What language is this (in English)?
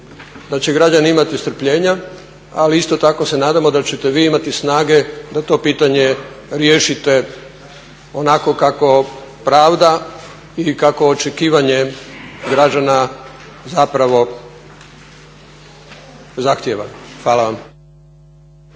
Croatian